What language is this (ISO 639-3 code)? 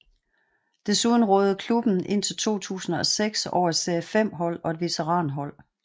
dan